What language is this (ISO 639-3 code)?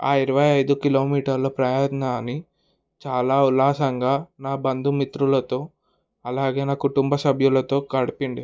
tel